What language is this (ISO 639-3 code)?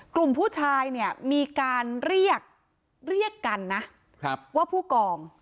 tha